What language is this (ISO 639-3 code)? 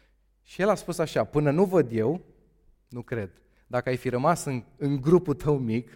ron